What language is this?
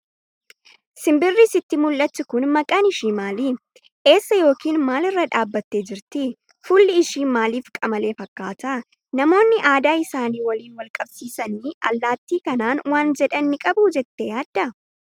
Oromo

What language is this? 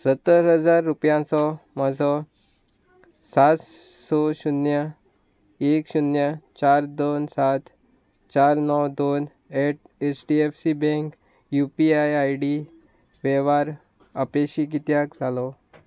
Konkani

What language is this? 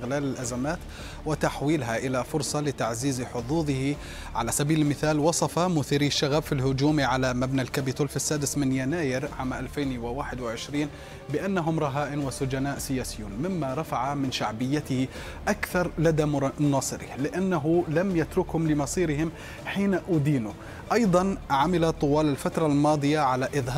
Arabic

